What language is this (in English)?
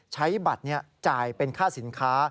Thai